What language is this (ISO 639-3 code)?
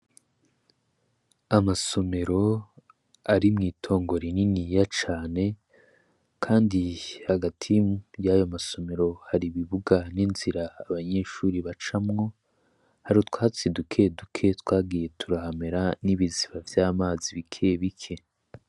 run